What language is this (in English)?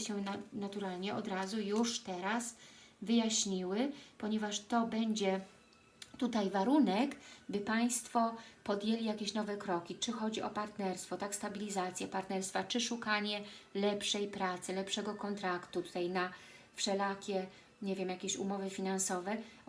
Polish